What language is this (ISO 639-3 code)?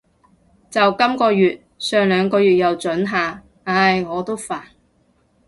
yue